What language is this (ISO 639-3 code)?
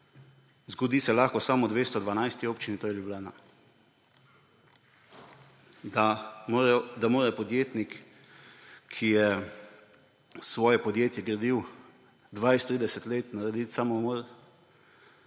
slv